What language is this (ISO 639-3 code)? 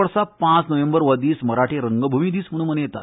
kok